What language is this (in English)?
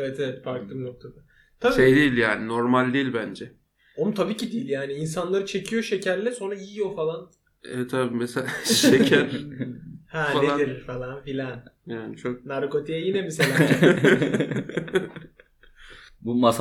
Turkish